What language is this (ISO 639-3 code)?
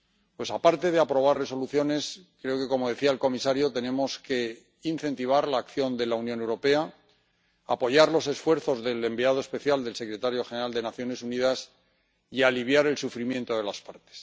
spa